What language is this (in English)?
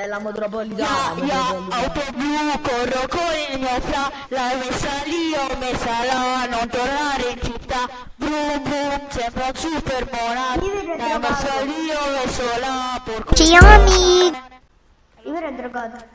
Italian